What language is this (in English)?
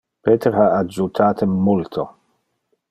Interlingua